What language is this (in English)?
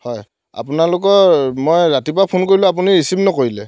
Assamese